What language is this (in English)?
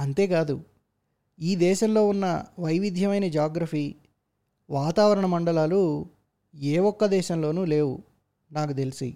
Telugu